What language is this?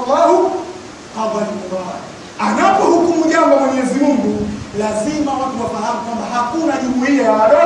Arabic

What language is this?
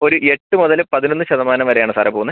Malayalam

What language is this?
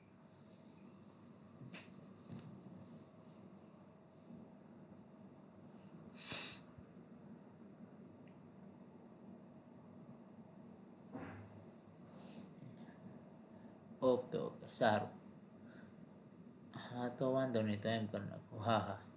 Gujarati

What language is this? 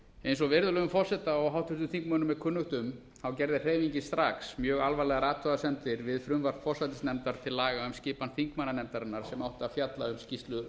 Icelandic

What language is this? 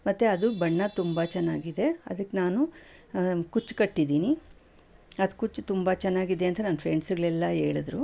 Kannada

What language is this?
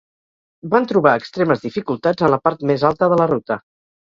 Catalan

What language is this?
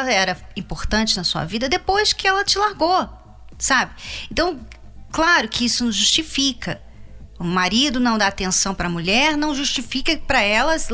Portuguese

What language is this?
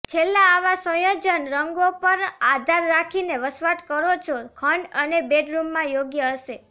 Gujarati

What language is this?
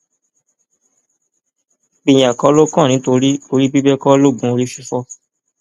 Yoruba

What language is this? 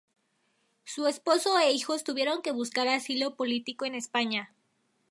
Spanish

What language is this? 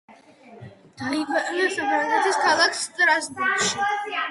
Georgian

